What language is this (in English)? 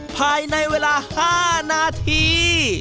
Thai